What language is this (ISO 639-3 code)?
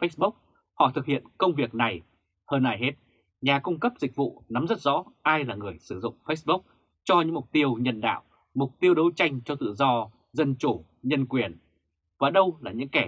vie